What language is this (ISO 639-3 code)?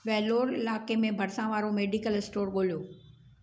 snd